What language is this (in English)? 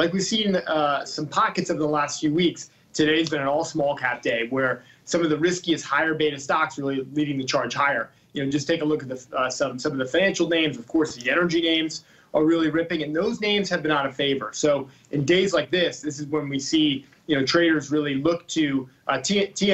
English